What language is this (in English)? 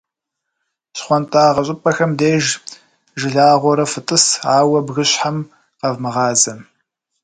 Kabardian